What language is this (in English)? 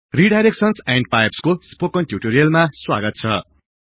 Nepali